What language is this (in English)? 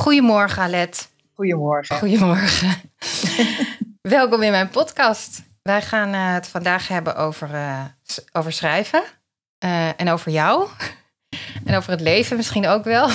Dutch